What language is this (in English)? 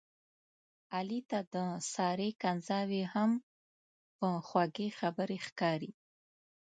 Pashto